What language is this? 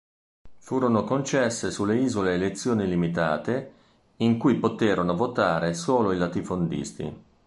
Italian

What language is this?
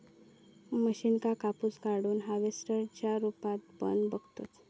Marathi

